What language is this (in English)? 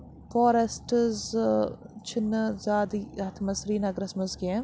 Kashmiri